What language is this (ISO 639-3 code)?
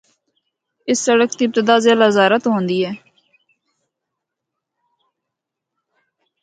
hno